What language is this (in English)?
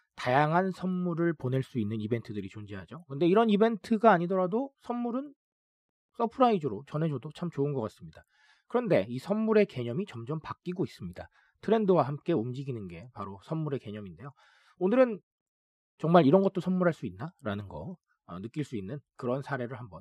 Korean